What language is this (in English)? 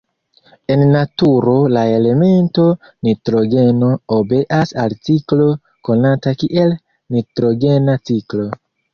Esperanto